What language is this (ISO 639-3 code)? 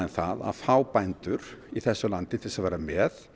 isl